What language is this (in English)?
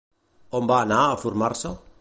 Catalan